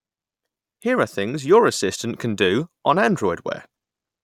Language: English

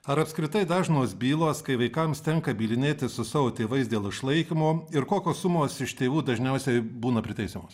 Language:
Lithuanian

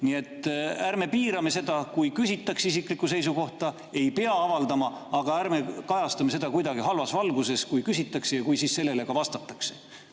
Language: Estonian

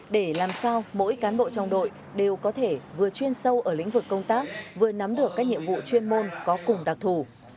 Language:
Vietnamese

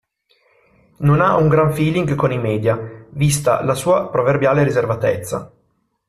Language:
Italian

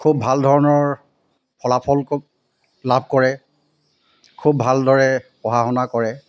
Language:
Assamese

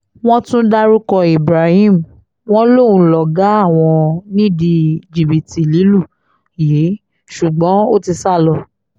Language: Yoruba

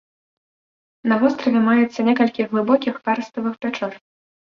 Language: Belarusian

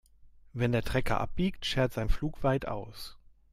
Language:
German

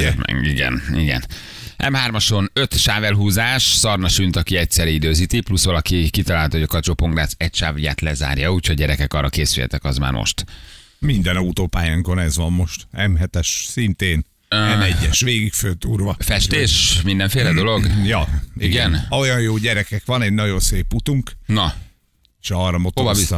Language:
Hungarian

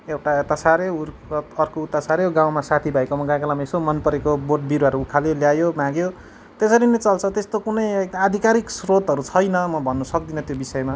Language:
Nepali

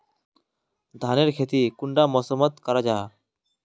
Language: Magahi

